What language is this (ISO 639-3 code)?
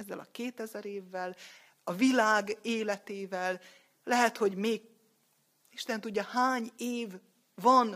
hun